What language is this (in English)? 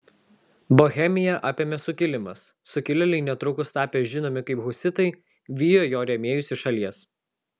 Lithuanian